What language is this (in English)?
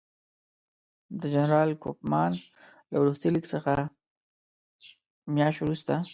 Pashto